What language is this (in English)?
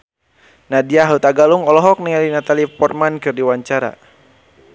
Sundanese